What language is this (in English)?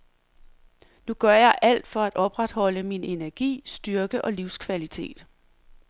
Danish